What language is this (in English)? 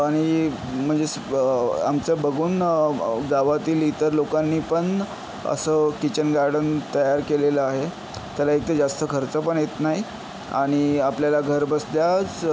Marathi